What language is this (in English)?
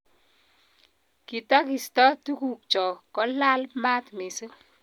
Kalenjin